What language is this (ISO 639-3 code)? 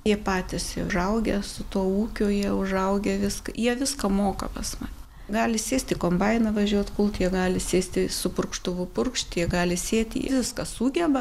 lit